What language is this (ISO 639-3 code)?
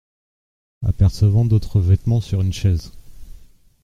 fra